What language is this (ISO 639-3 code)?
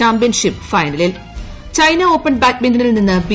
mal